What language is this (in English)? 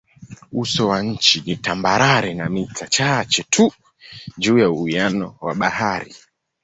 Swahili